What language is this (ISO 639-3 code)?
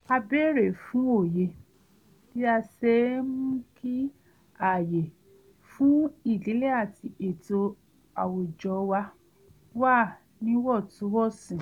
yor